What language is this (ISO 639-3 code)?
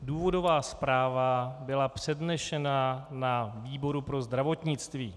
ces